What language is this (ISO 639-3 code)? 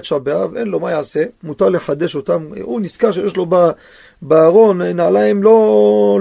heb